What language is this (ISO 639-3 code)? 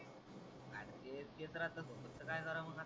mar